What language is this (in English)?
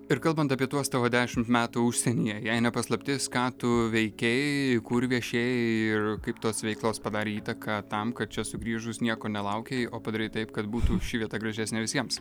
Lithuanian